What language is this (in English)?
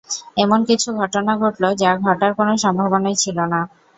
Bangla